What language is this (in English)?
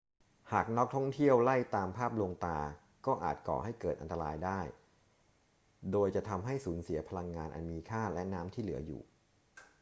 Thai